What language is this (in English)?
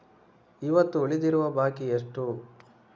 Kannada